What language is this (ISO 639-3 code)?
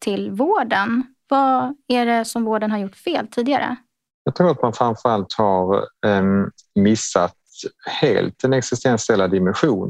swe